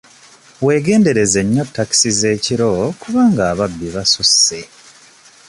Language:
Ganda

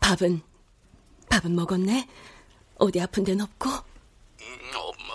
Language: Korean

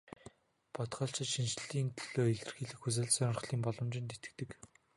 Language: Mongolian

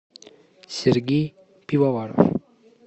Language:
Russian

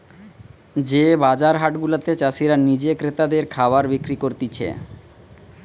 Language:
Bangla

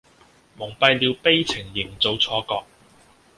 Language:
Cantonese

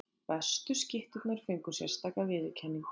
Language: Icelandic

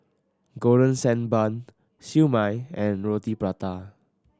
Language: English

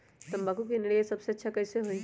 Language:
Magahi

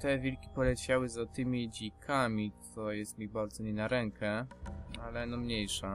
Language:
Polish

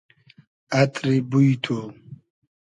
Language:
Hazaragi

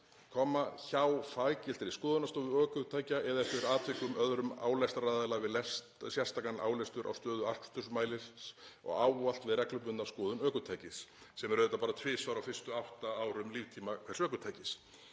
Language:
Icelandic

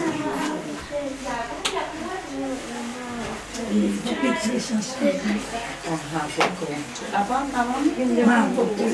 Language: Turkish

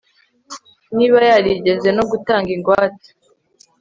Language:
Kinyarwanda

